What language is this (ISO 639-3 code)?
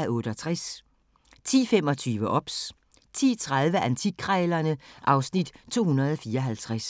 dan